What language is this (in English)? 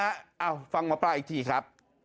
Thai